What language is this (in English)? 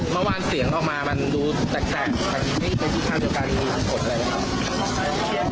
Thai